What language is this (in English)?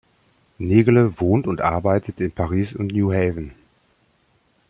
German